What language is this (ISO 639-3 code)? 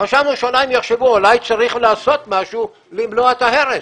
heb